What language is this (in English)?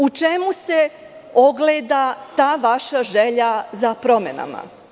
Serbian